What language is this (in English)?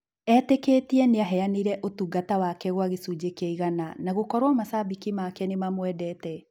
Kikuyu